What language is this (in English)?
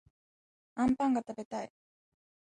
Japanese